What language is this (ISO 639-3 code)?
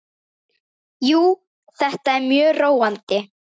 isl